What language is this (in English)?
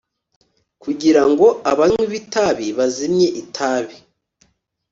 Kinyarwanda